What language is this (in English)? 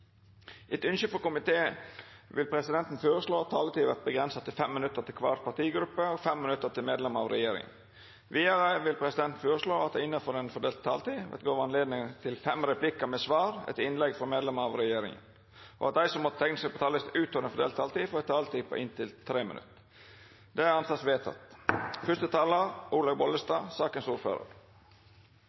Norwegian Nynorsk